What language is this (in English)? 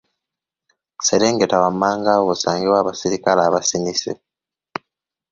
Ganda